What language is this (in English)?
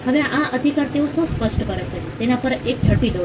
Gujarati